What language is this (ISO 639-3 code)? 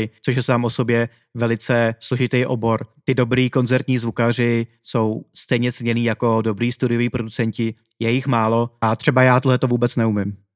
ces